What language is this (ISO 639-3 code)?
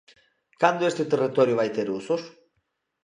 glg